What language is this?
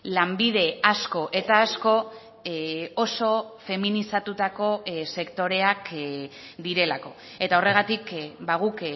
Basque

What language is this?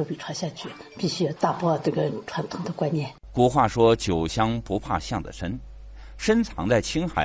Chinese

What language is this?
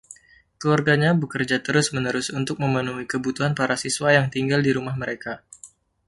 Indonesian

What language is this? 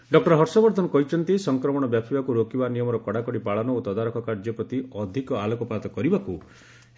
Odia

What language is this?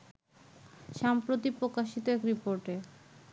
Bangla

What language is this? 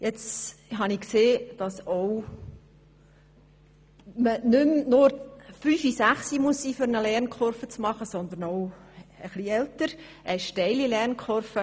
Swiss German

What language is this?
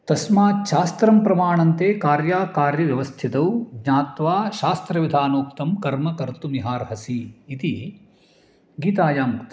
Sanskrit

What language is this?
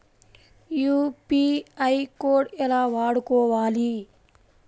Telugu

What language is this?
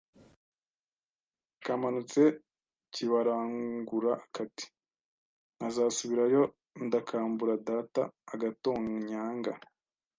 Kinyarwanda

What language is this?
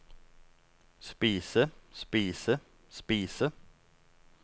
Norwegian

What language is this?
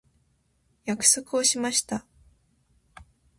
Japanese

